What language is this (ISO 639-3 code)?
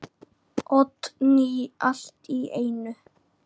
isl